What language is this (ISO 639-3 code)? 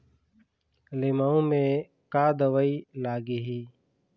hne